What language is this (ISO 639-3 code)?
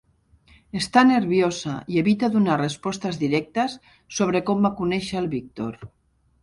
cat